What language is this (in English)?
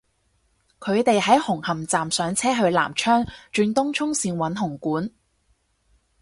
Cantonese